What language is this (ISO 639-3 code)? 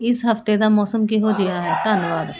pan